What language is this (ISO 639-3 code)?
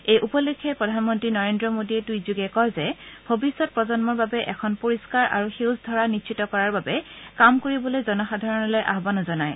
asm